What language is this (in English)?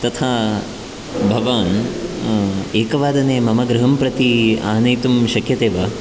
Sanskrit